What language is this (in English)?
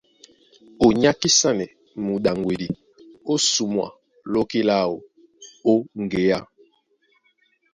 Duala